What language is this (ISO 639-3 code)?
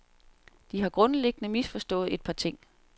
dan